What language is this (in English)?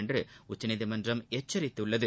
Tamil